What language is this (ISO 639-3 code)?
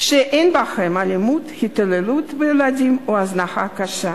heb